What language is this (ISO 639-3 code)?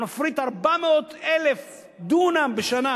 heb